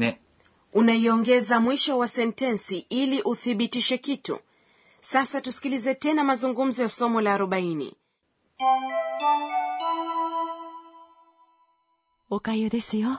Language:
Swahili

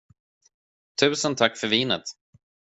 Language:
Swedish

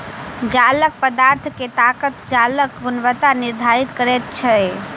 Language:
Maithili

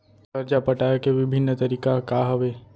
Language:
Chhattisgarhi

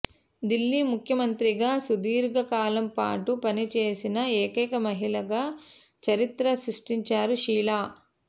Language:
Telugu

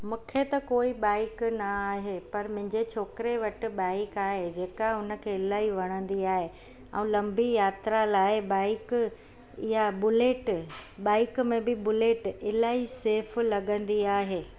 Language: Sindhi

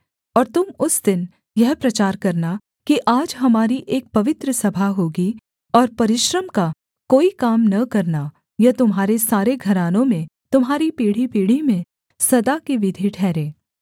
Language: Hindi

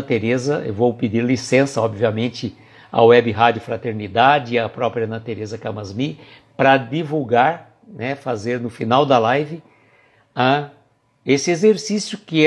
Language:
Portuguese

